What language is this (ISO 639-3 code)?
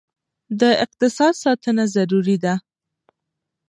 pus